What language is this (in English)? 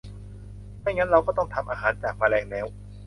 Thai